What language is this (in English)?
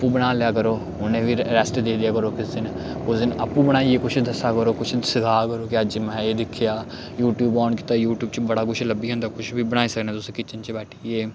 Dogri